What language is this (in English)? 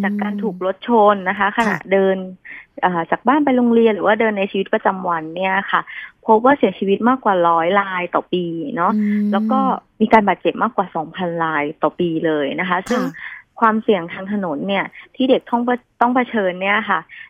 Thai